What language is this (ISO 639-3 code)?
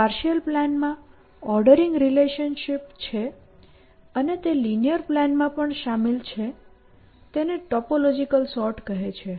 guj